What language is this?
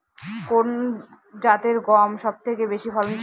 Bangla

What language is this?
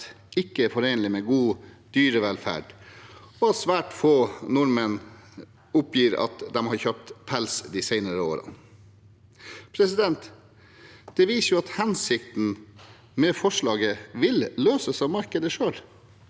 Norwegian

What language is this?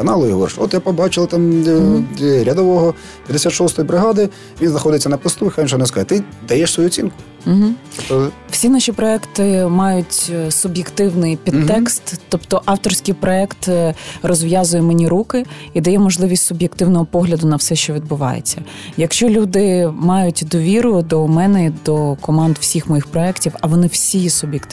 Ukrainian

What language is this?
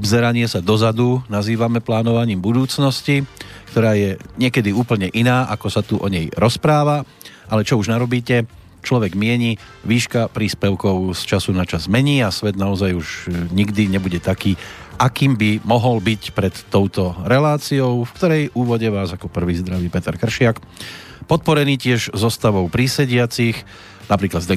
Slovak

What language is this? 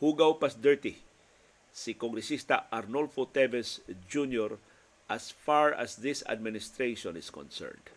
Filipino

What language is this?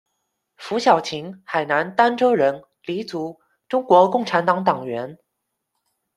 Chinese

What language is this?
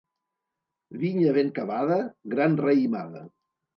Catalan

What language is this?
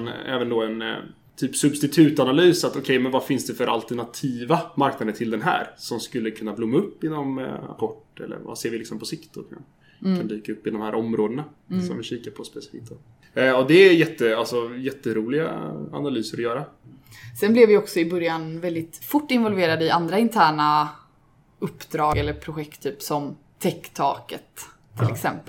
Swedish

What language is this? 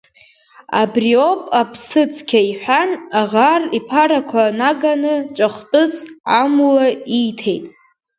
Abkhazian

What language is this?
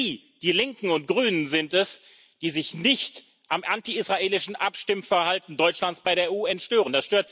German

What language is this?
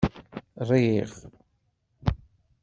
Kabyle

